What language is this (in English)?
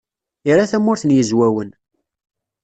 Kabyle